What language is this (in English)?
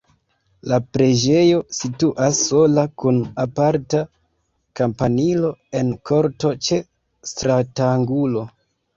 Esperanto